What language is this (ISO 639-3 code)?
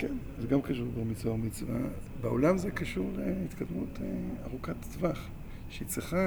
heb